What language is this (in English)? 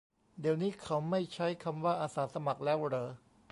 Thai